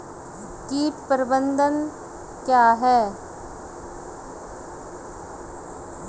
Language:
Hindi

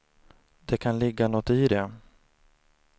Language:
Swedish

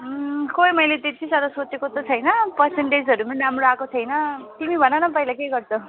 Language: Nepali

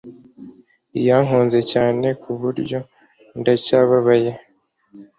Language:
Kinyarwanda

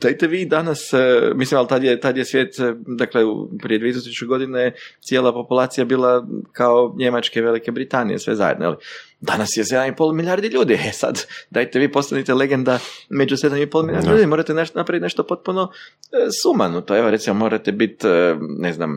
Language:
Croatian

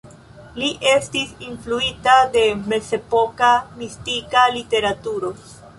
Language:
Esperanto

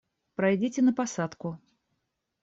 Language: Russian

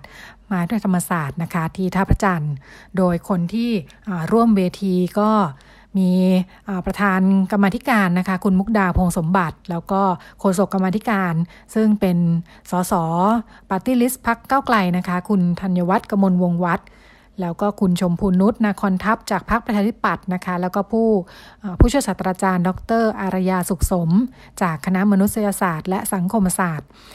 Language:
Thai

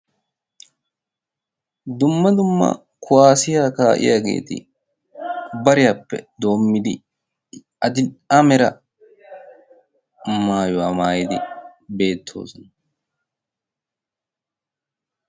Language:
Wolaytta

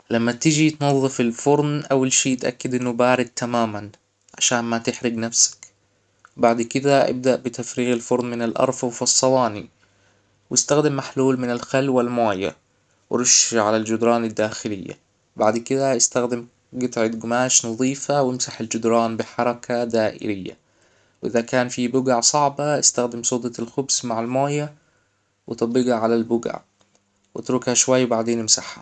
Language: Hijazi Arabic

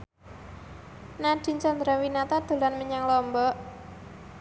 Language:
Javanese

